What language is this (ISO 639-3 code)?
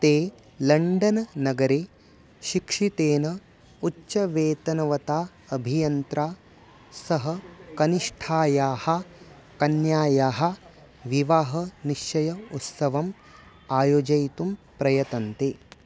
san